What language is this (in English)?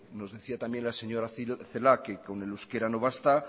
Spanish